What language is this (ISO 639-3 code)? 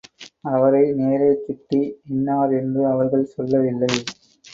tam